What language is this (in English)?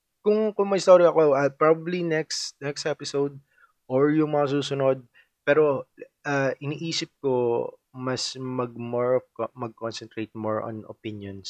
Filipino